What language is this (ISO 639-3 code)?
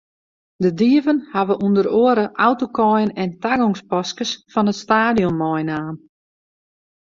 fry